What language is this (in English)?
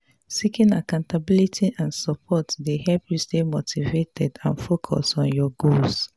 Nigerian Pidgin